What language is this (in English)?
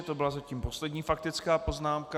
Czech